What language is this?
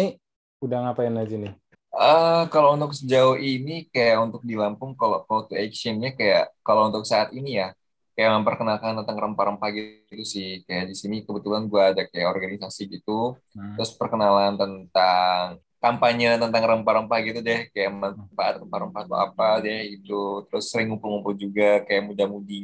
Indonesian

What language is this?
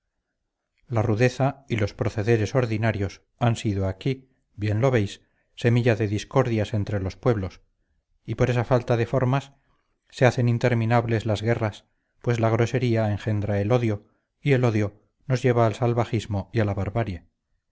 Spanish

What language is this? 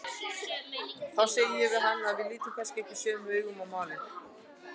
Icelandic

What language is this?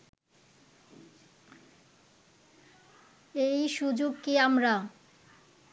Bangla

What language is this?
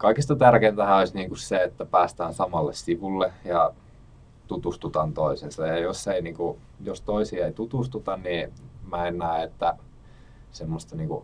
Finnish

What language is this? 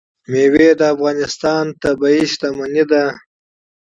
Pashto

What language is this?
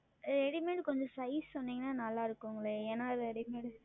Tamil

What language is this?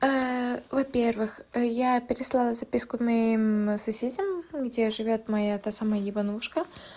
Russian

